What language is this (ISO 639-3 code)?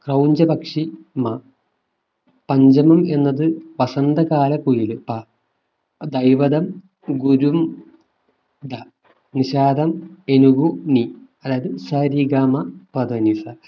mal